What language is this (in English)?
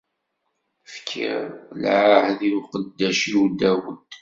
Kabyle